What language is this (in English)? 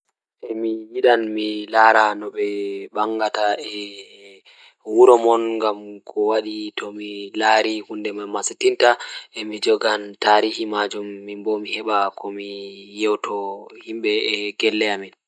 Fula